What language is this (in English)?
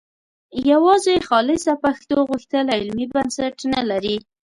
Pashto